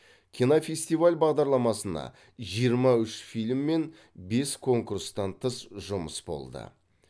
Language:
Kazakh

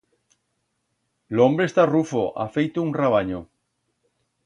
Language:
Aragonese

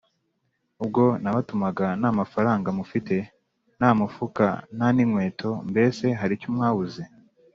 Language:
Kinyarwanda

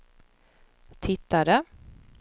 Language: Swedish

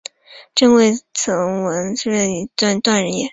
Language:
Chinese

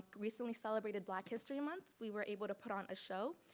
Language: English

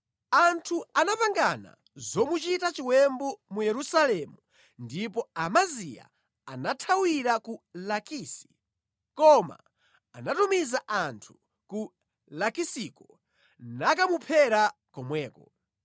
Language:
Nyanja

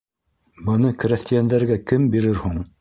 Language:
Bashkir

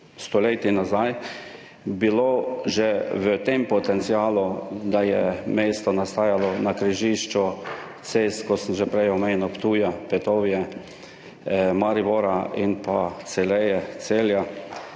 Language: Slovenian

